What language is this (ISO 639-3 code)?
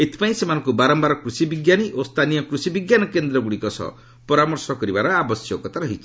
ori